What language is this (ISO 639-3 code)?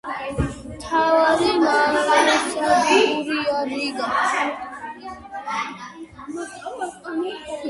kat